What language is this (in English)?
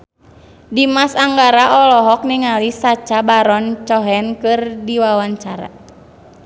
Sundanese